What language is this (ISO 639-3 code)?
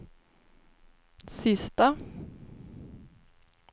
swe